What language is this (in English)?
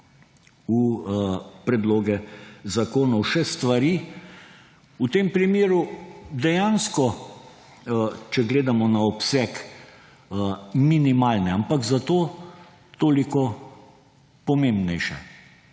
Slovenian